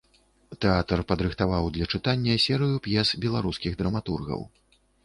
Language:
Belarusian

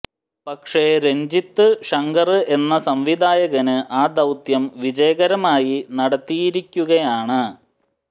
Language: Malayalam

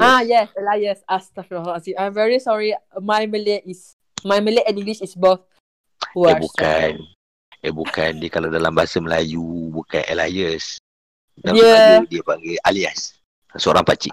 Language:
Malay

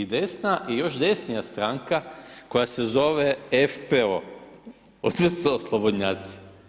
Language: Croatian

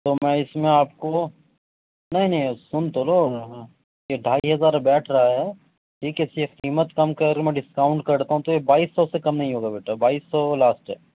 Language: Urdu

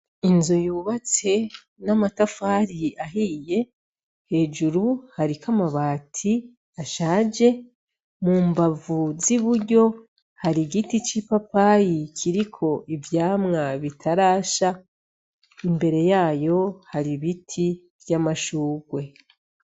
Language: Rundi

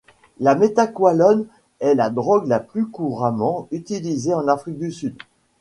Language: French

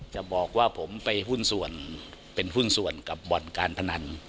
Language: Thai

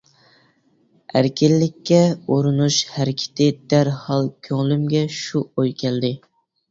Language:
Uyghur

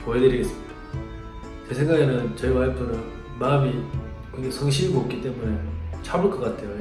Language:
Korean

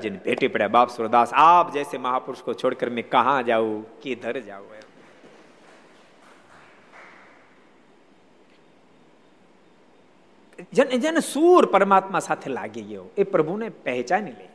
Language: Gujarati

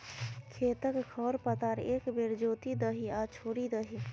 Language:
Maithili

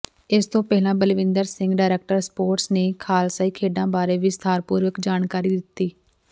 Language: Punjabi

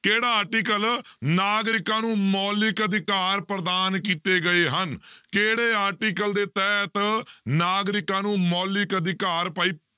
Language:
Punjabi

